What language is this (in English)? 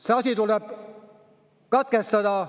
Estonian